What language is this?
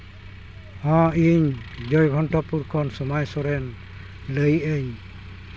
Santali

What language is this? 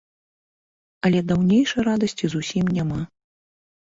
Belarusian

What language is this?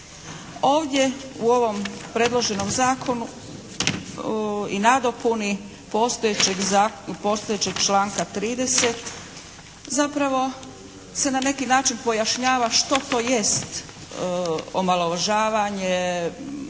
Croatian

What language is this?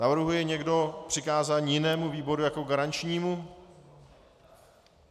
Czech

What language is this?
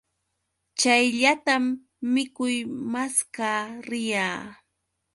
Yauyos Quechua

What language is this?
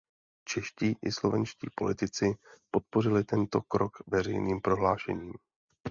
Czech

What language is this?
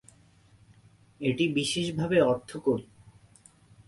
Bangla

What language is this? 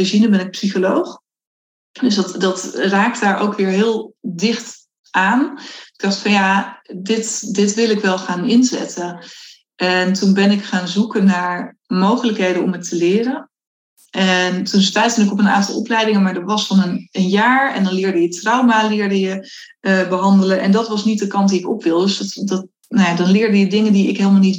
Dutch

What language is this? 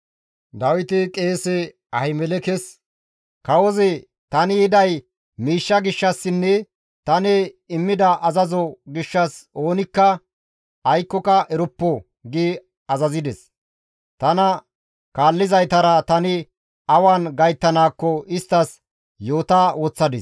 Gamo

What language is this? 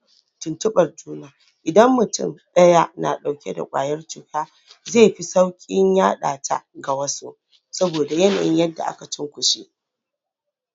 Hausa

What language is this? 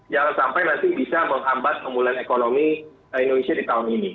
Indonesian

